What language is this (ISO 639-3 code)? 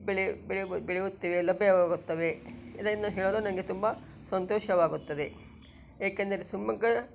kan